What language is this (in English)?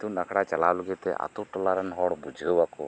Santali